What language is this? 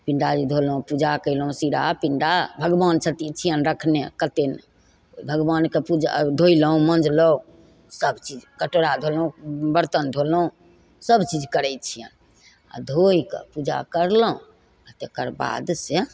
Maithili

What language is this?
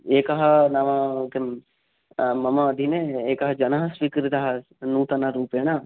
Sanskrit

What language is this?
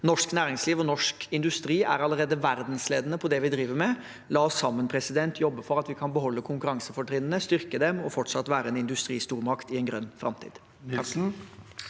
Norwegian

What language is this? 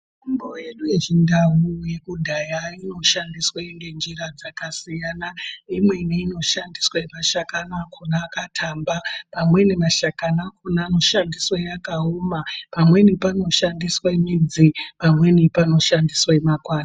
Ndau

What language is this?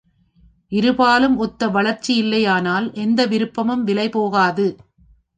Tamil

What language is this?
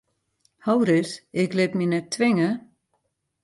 Western Frisian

